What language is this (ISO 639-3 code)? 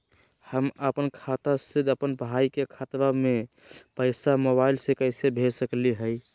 mag